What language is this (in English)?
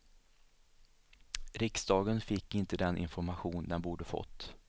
Swedish